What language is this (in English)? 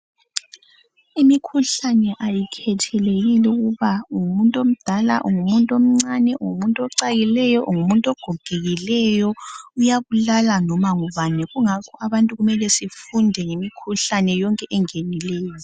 North Ndebele